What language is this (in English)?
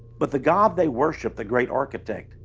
English